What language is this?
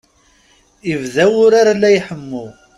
Kabyle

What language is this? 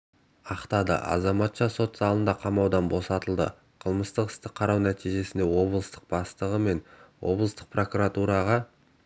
Kazakh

